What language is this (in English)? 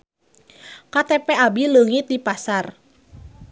Sundanese